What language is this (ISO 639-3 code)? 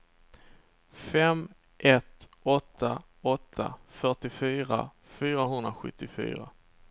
swe